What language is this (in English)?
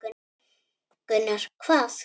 Icelandic